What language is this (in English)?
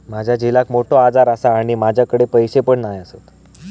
Marathi